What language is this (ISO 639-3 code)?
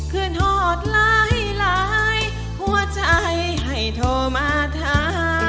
tha